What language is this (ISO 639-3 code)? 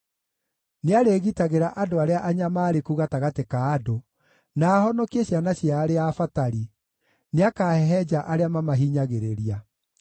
kik